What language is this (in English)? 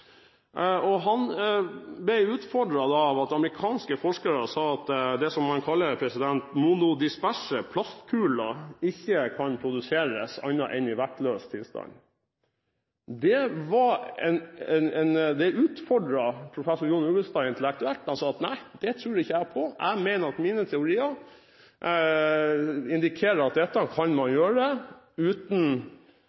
Norwegian Bokmål